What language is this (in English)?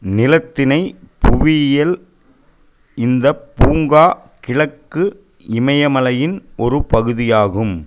Tamil